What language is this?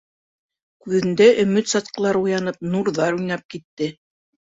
Bashkir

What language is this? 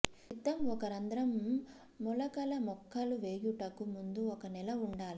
Telugu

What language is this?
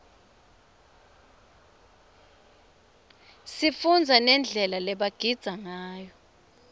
Swati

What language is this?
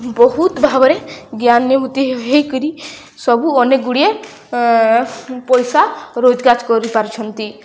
Odia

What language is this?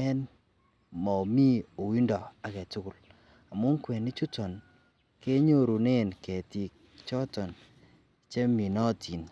Kalenjin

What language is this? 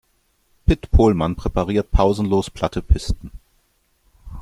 German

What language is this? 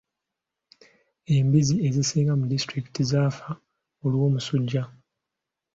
Ganda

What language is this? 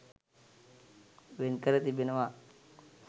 Sinhala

